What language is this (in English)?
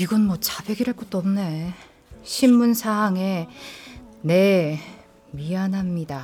Korean